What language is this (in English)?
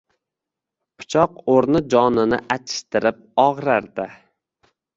Uzbek